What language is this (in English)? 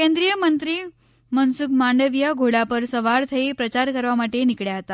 Gujarati